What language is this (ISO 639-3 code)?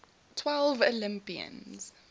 eng